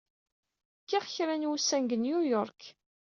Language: Kabyle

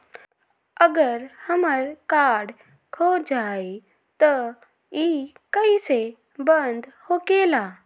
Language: Magahi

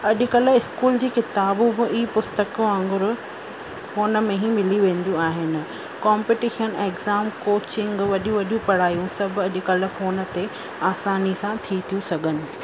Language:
Sindhi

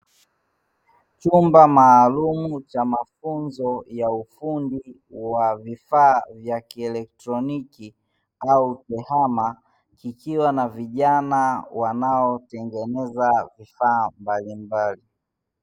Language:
Swahili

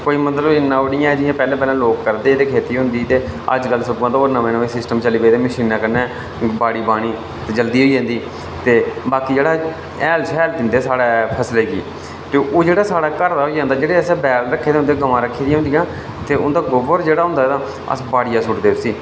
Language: Dogri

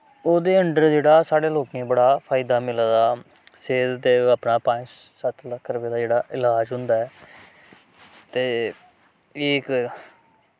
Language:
Dogri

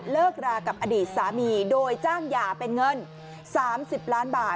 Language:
Thai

